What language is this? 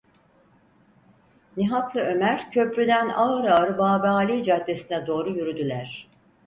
Turkish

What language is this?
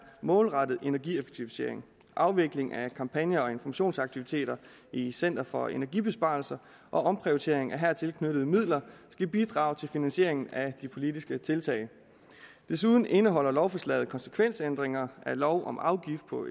Danish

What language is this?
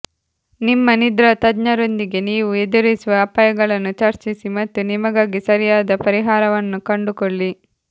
Kannada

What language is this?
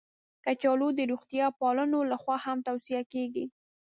Pashto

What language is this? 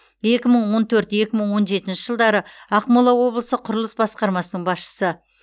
Kazakh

